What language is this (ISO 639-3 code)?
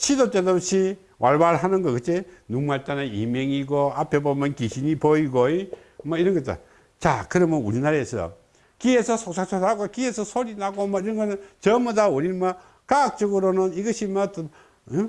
kor